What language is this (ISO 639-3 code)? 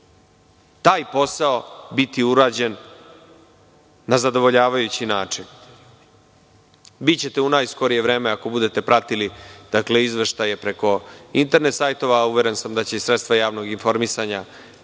srp